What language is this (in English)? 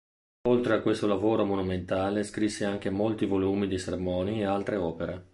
Italian